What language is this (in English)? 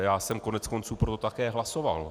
Czech